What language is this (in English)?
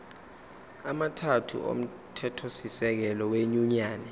Zulu